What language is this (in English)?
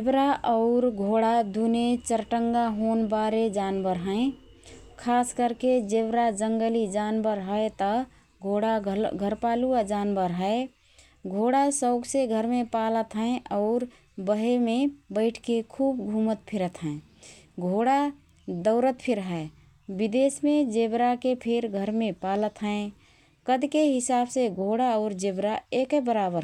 Rana Tharu